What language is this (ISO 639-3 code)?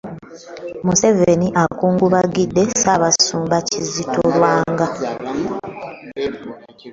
lug